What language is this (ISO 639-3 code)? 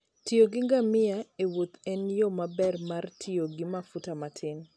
luo